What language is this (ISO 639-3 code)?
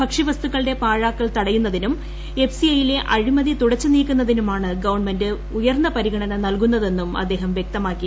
mal